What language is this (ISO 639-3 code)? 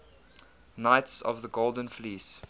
eng